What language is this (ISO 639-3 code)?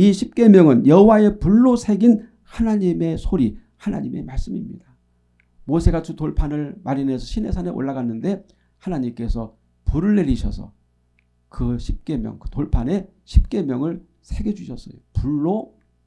kor